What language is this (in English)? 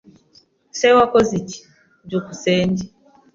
Kinyarwanda